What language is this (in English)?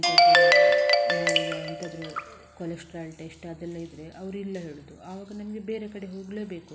Kannada